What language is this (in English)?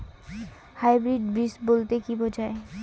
Bangla